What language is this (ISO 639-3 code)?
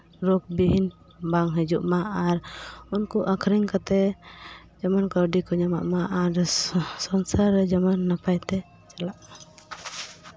sat